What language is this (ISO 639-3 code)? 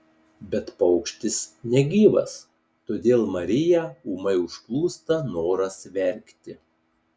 lit